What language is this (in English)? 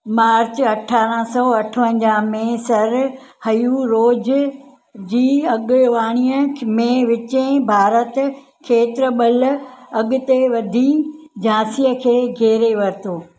Sindhi